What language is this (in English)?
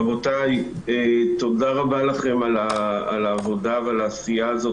Hebrew